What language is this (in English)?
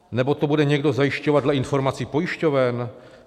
Czech